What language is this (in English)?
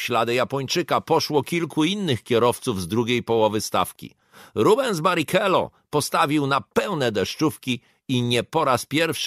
Polish